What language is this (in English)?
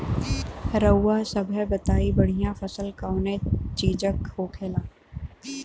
Bhojpuri